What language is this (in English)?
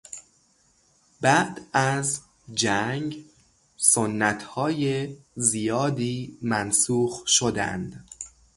Persian